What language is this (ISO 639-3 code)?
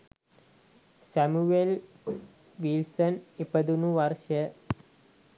sin